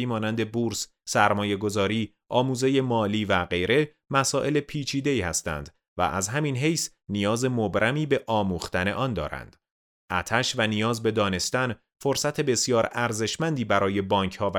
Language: Persian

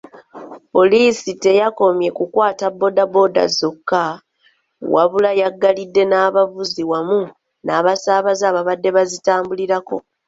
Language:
Ganda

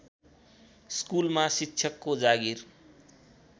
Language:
Nepali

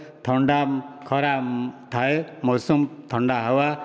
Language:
Odia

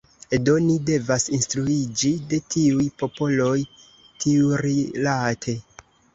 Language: Esperanto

